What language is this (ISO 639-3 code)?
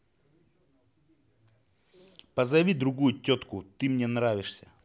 rus